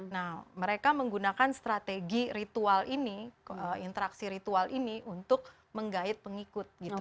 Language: Indonesian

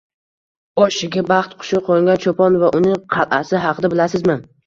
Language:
Uzbek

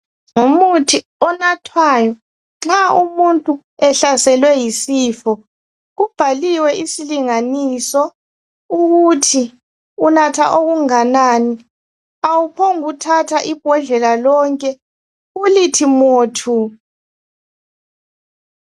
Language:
North Ndebele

